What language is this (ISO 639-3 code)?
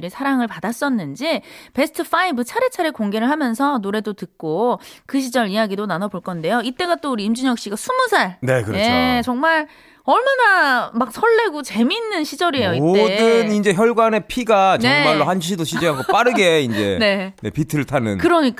kor